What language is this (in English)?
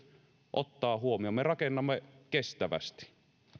Finnish